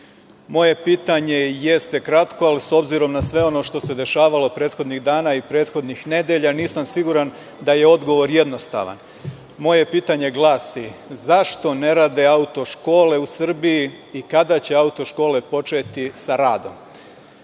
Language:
Serbian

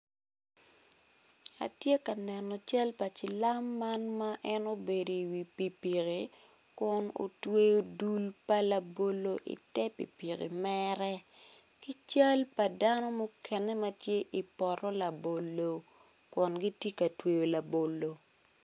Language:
Acoli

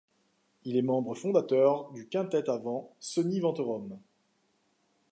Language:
French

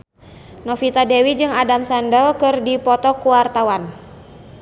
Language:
Sundanese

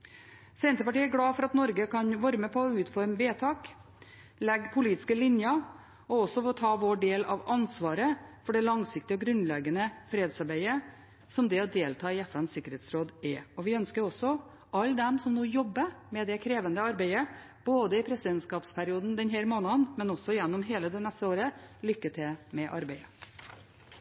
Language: Norwegian Bokmål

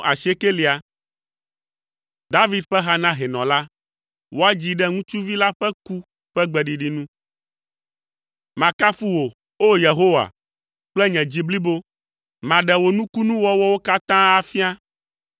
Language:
Ewe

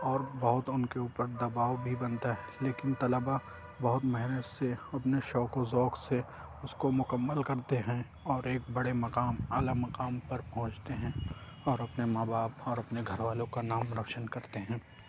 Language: Urdu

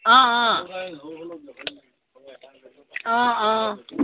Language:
Assamese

